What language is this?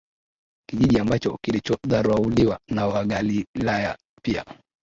Swahili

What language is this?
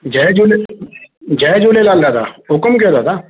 Sindhi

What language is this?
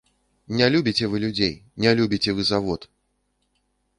Belarusian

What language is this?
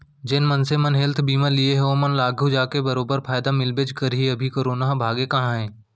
Chhattisgarhi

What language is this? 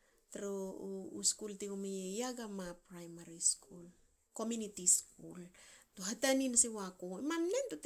Hakö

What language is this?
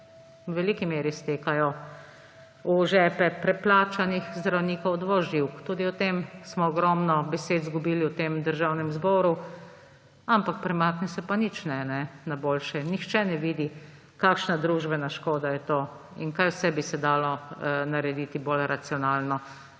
Slovenian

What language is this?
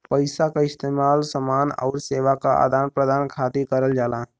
Bhojpuri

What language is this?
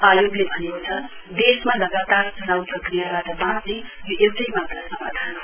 Nepali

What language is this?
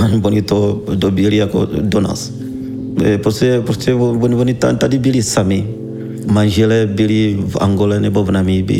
Czech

